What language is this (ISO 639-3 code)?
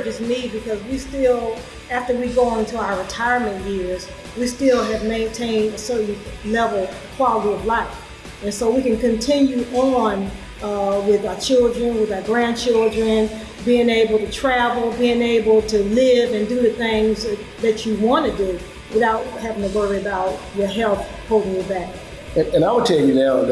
eng